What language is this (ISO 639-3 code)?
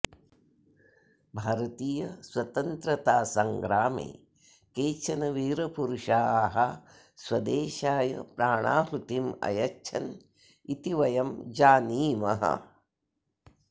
san